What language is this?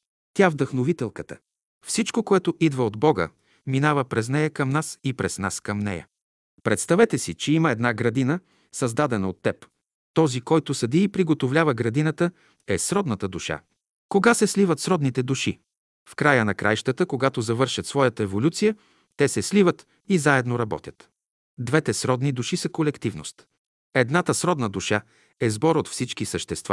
Bulgarian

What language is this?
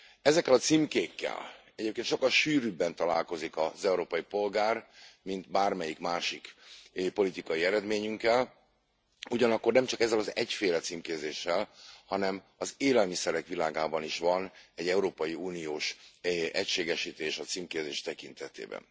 Hungarian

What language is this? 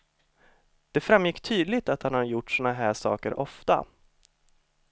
Swedish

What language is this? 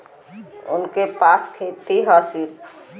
Bhojpuri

